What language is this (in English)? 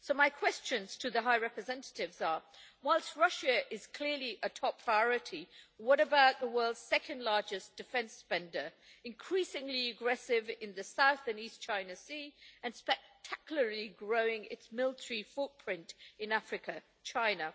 English